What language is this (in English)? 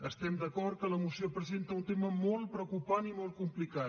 Catalan